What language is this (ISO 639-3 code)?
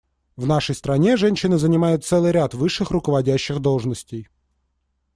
rus